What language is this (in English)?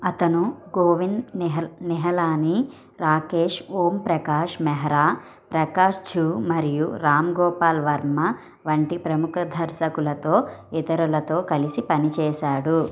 Telugu